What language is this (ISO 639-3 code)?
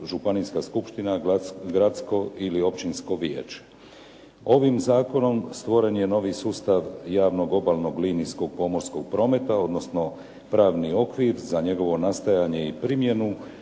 hrv